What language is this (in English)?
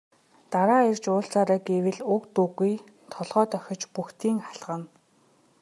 Mongolian